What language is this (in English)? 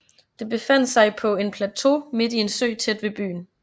Danish